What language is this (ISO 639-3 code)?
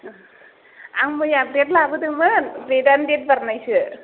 brx